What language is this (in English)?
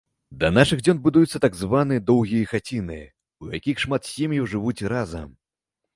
Belarusian